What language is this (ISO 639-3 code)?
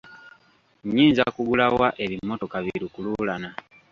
lug